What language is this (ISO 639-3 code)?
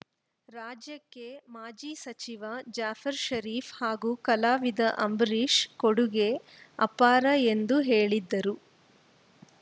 kan